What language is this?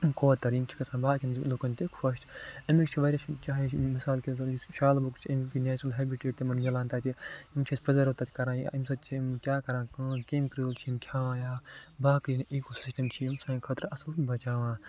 Kashmiri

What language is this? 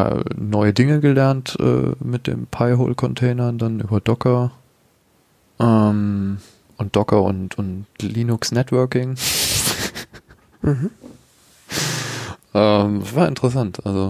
German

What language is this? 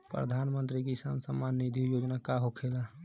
Bhojpuri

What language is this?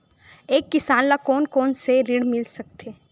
Chhattisgarhi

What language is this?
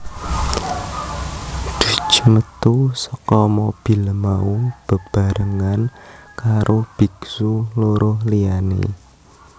Javanese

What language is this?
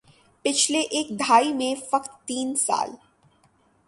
Urdu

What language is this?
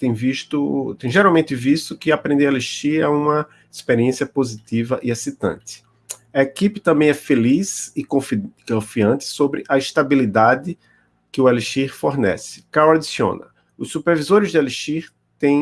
Portuguese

